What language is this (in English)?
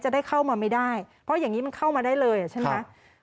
Thai